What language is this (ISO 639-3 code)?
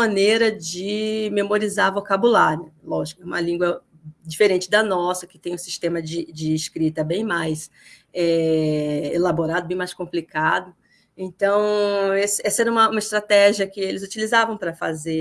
por